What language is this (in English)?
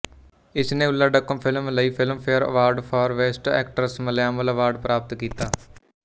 Punjabi